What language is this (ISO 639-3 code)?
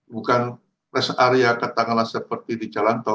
ind